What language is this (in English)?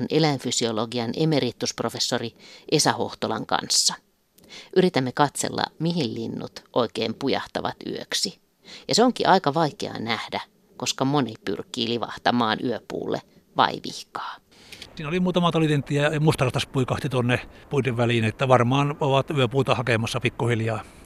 Finnish